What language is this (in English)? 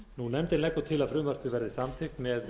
Icelandic